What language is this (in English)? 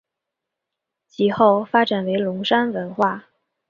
Chinese